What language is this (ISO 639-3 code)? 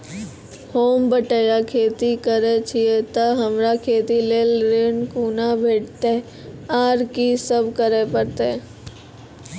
mai